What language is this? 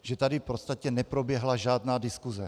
Czech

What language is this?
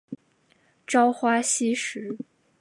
Chinese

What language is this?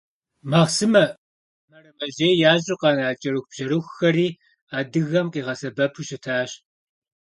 Kabardian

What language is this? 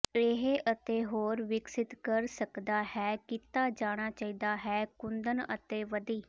Punjabi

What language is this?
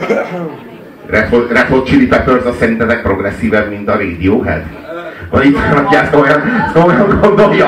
Hungarian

